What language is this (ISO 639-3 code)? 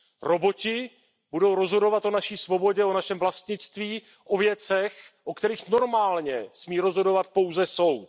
ces